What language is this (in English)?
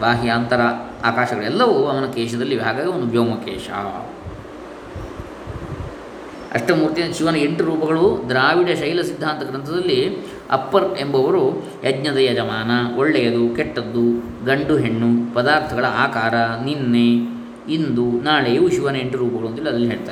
Kannada